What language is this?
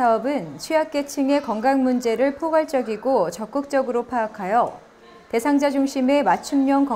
Korean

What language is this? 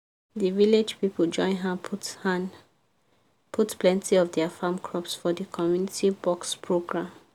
Nigerian Pidgin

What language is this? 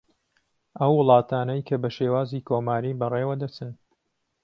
Central Kurdish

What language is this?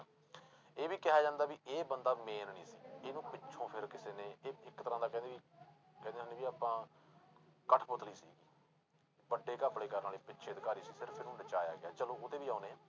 Punjabi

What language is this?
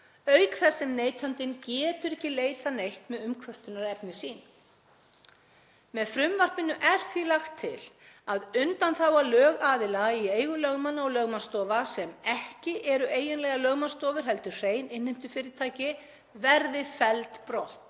Icelandic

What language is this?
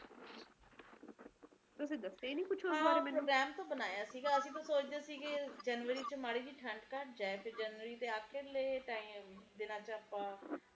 Punjabi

